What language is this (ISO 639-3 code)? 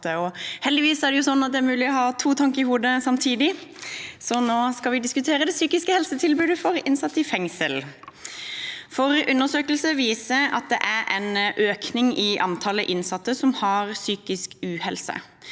nor